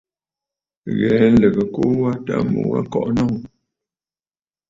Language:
Bafut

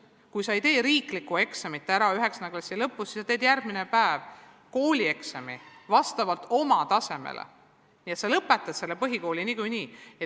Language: Estonian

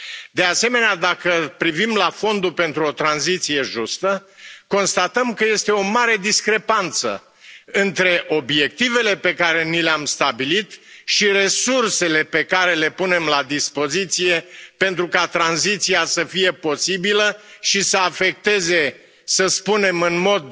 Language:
Romanian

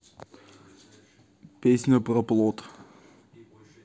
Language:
Russian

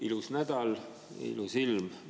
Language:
Estonian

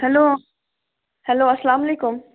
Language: Kashmiri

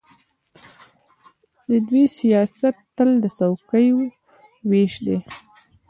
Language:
Pashto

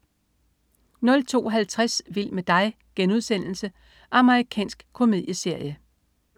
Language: Danish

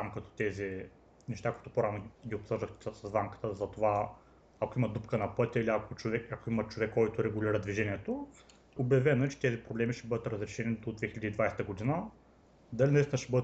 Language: Bulgarian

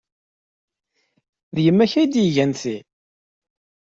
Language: Kabyle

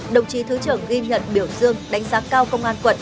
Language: Vietnamese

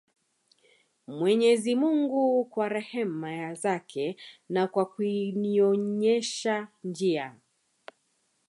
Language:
Swahili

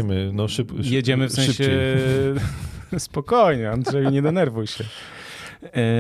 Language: Polish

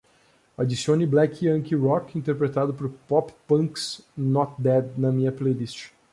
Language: Portuguese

